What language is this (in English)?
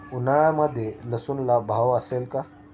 Marathi